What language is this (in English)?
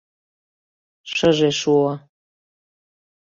Mari